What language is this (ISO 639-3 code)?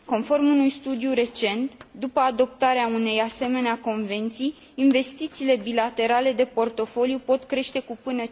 ron